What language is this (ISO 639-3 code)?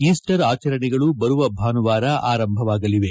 kan